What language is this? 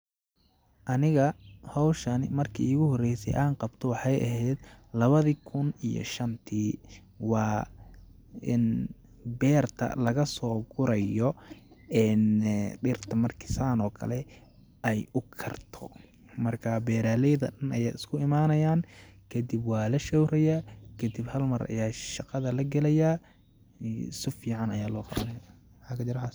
Somali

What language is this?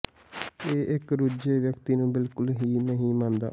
Punjabi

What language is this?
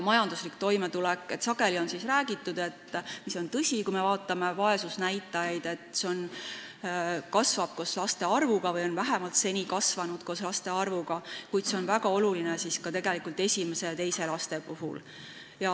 Estonian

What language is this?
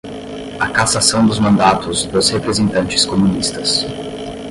Portuguese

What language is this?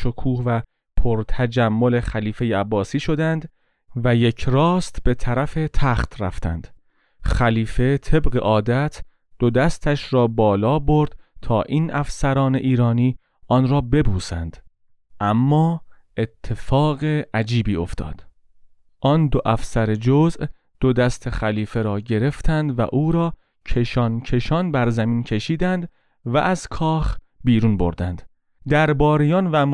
Persian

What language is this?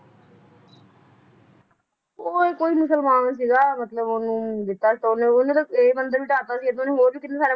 Punjabi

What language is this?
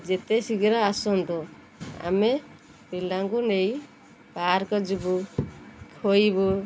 Odia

